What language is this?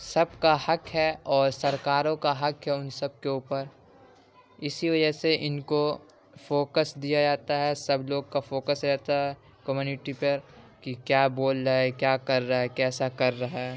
Urdu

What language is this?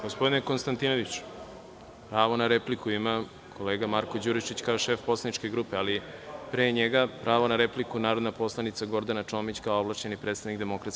Serbian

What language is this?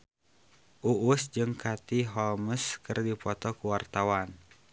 Sundanese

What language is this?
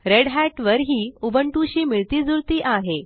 Marathi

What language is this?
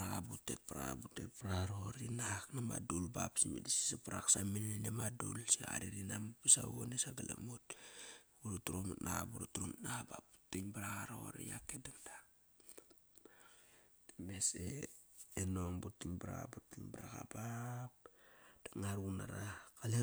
Kairak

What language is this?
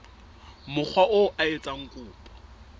Southern Sotho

